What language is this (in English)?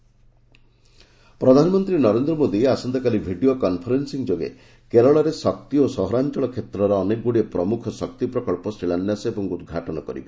Odia